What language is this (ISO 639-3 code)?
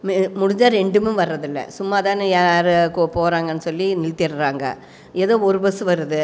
tam